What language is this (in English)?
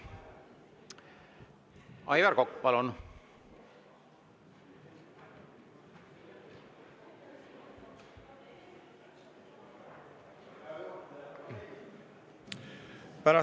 Estonian